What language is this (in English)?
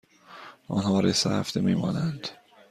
Persian